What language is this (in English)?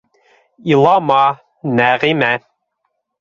Bashkir